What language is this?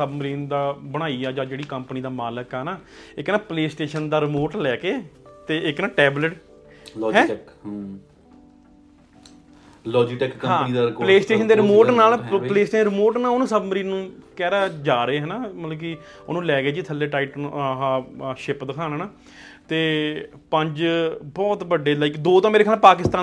Punjabi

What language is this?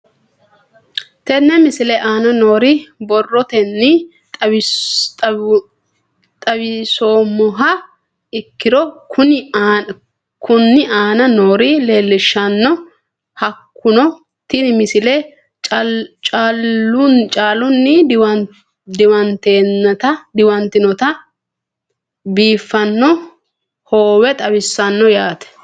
Sidamo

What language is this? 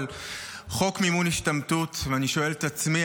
Hebrew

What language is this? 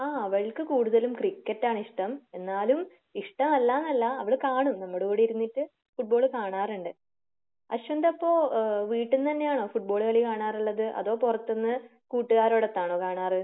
Malayalam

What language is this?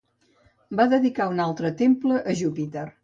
Catalan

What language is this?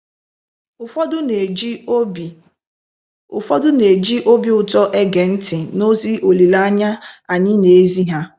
Igbo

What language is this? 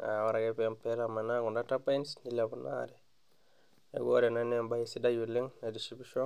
Masai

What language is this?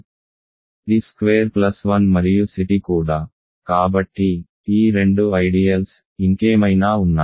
Telugu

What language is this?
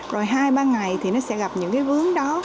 Vietnamese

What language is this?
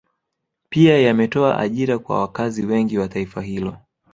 Swahili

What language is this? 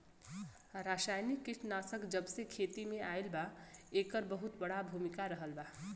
Bhojpuri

